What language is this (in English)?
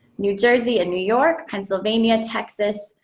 English